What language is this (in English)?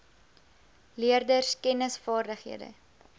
Afrikaans